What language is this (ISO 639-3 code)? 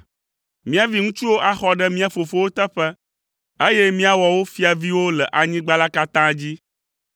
ewe